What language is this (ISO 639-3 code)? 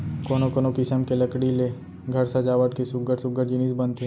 hne